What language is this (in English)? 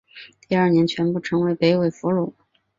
Chinese